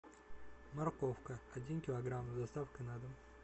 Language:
Russian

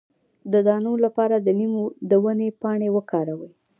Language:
Pashto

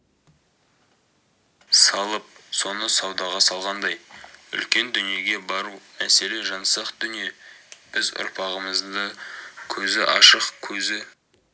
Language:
Kazakh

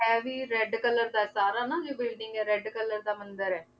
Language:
Punjabi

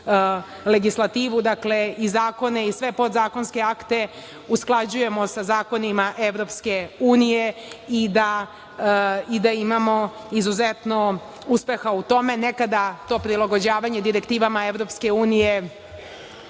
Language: Serbian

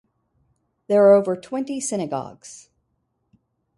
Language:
English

